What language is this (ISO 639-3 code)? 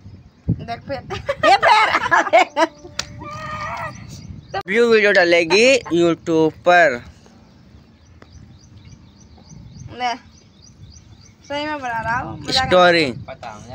hin